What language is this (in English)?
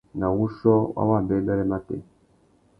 Tuki